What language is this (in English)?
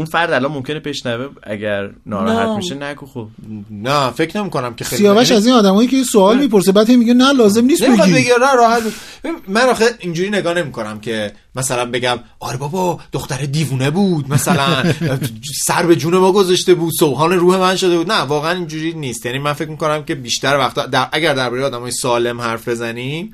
Persian